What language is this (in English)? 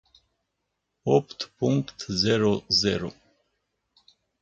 Romanian